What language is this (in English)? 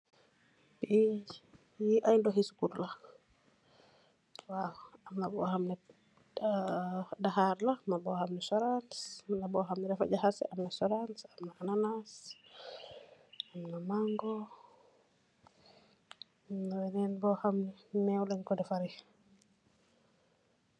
Wolof